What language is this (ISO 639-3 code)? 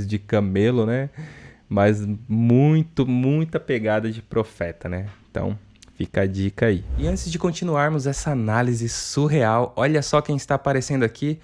por